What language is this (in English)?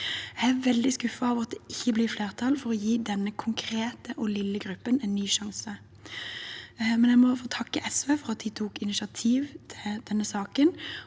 Norwegian